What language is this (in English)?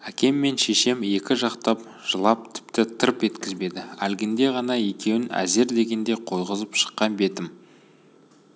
Kazakh